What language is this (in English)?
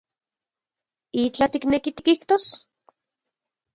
Central Puebla Nahuatl